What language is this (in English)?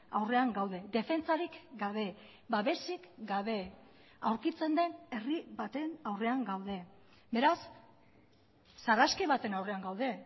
Basque